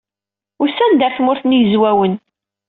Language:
Kabyle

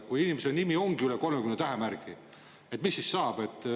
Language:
Estonian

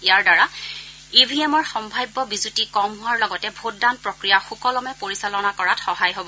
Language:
Assamese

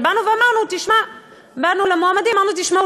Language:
Hebrew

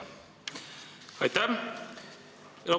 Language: Estonian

